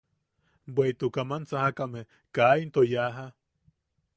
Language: Yaqui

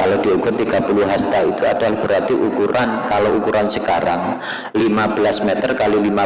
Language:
Indonesian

